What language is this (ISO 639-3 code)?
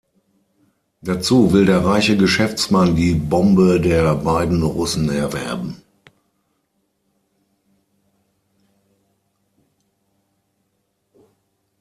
deu